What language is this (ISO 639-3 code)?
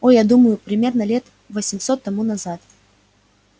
rus